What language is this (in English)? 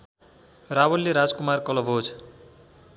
Nepali